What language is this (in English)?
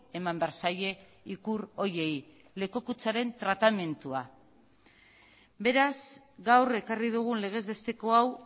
Basque